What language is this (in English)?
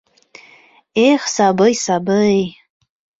Bashkir